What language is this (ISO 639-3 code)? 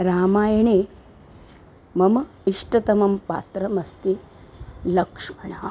san